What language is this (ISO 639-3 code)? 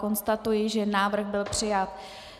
ces